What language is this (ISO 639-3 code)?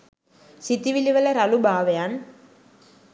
sin